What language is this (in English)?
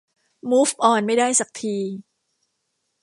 Thai